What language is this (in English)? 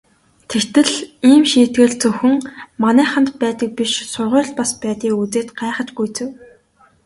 Mongolian